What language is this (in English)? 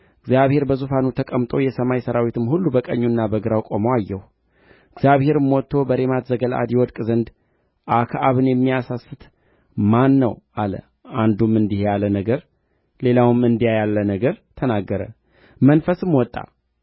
Amharic